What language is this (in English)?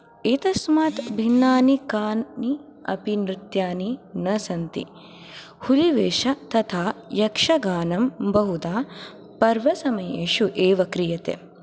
Sanskrit